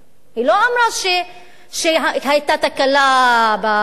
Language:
Hebrew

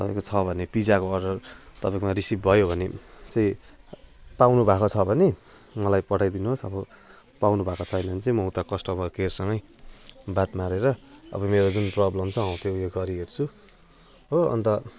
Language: Nepali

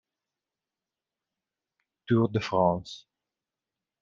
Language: Italian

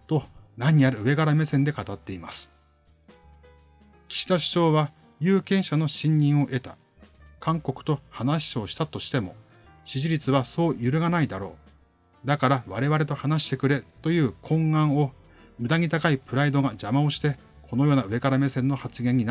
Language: Japanese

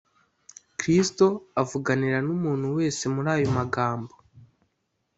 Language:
Kinyarwanda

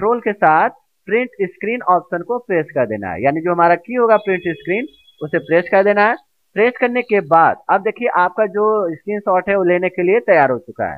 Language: Hindi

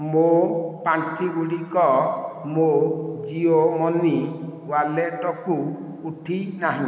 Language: Odia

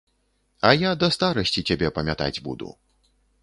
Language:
Belarusian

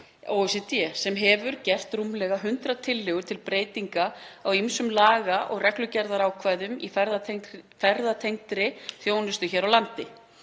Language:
Icelandic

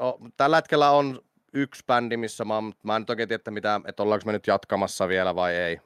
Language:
Finnish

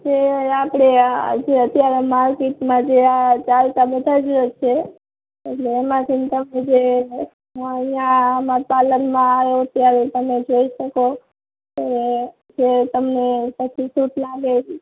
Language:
Gujarati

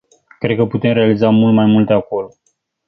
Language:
Romanian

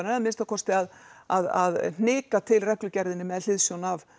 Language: Icelandic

